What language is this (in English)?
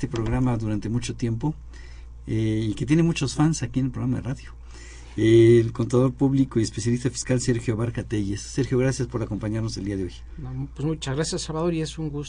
Spanish